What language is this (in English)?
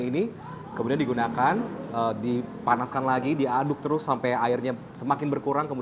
Indonesian